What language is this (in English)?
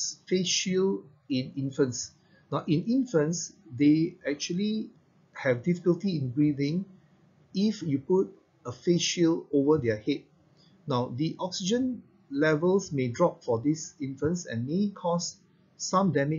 English